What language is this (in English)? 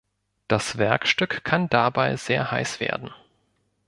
German